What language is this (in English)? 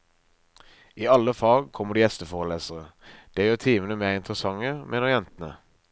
Norwegian